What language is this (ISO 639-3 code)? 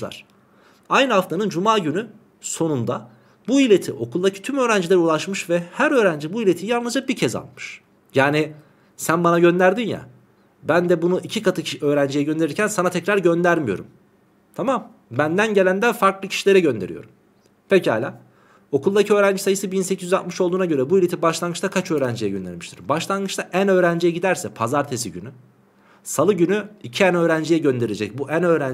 tur